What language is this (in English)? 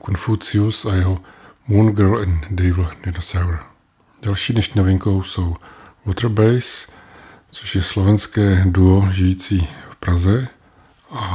Czech